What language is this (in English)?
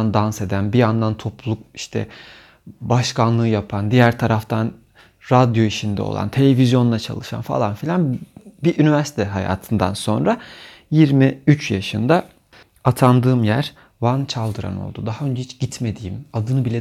Turkish